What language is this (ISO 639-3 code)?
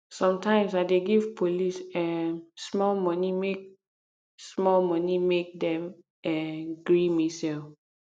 pcm